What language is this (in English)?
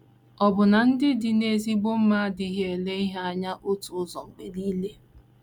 Igbo